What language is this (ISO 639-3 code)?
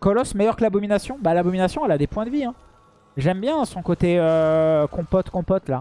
fra